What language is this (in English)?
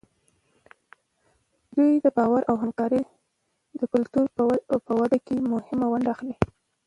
Pashto